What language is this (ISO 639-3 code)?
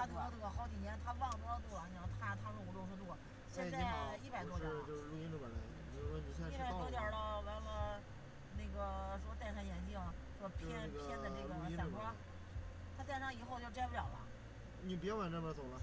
zho